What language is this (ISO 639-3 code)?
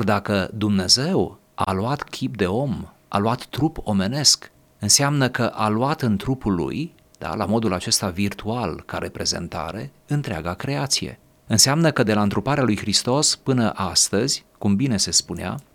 ron